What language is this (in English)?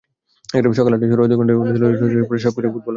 Bangla